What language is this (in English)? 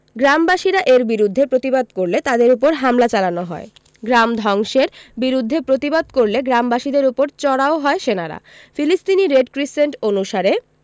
Bangla